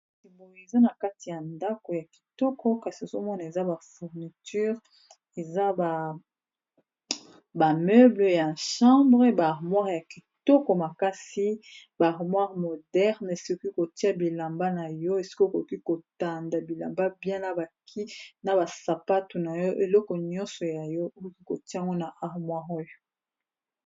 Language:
Lingala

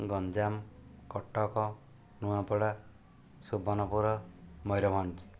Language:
Odia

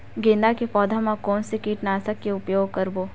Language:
Chhattisgarhi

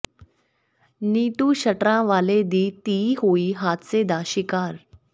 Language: Punjabi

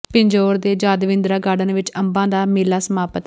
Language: Punjabi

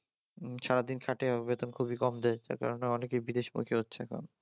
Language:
Bangla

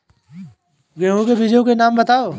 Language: Hindi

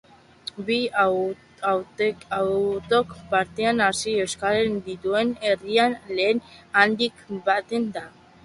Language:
Basque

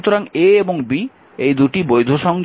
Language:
Bangla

